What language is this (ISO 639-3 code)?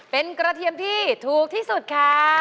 tha